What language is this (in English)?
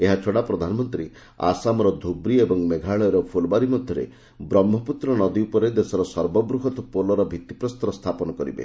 Odia